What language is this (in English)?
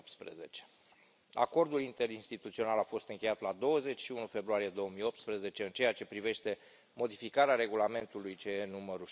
Romanian